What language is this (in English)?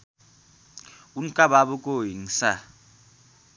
Nepali